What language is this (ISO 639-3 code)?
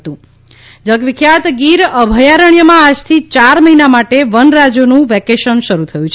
guj